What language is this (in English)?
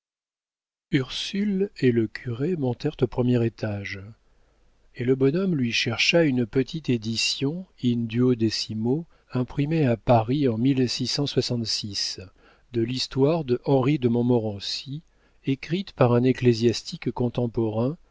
French